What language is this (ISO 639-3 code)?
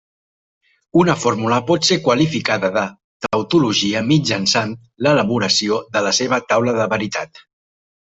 cat